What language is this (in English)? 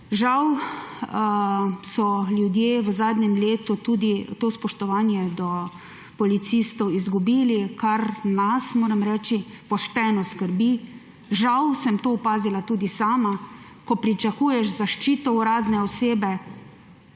Slovenian